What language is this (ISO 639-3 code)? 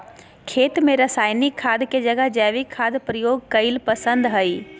mag